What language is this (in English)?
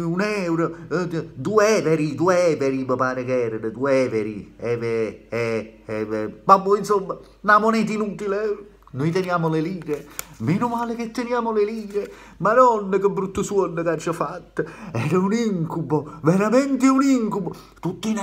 Italian